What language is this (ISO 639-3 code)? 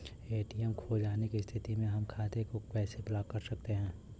bho